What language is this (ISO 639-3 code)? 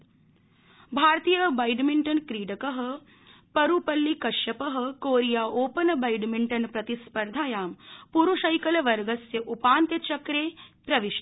san